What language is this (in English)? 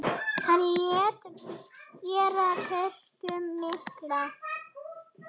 Icelandic